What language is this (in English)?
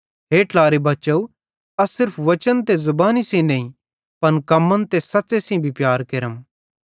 Bhadrawahi